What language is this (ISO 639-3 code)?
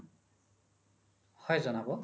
asm